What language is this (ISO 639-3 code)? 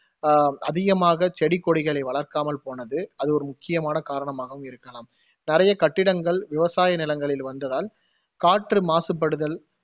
tam